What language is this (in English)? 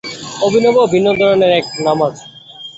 Bangla